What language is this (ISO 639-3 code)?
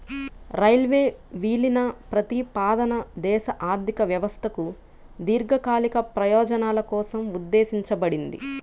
tel